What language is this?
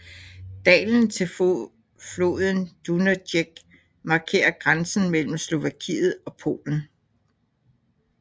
Danish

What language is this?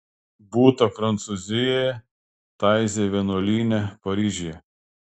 Lithuanian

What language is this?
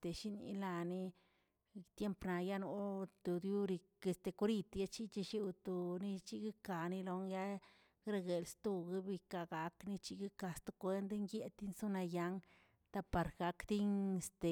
Tilquiapan Zapotec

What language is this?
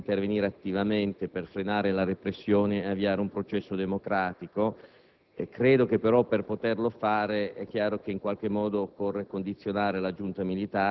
Italian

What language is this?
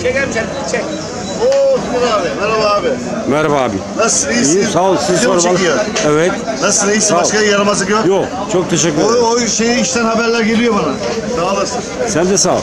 Turkish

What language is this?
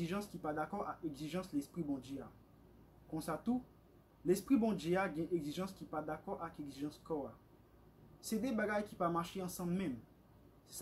French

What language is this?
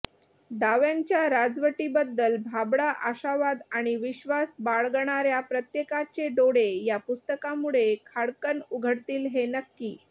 Marathi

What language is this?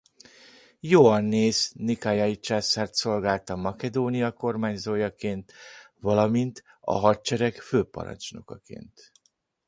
Hungarian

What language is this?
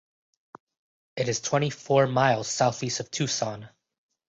English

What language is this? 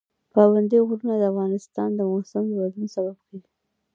Pashto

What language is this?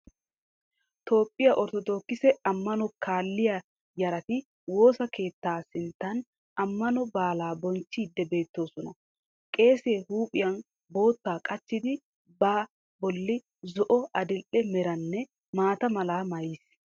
Wolaytta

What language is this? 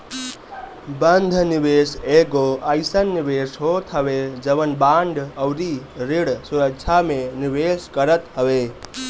Bhojpuri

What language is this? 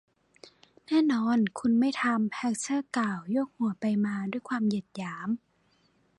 Thai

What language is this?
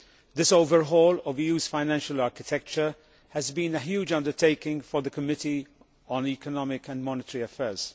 English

